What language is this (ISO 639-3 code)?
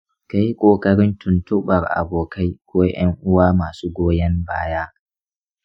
hau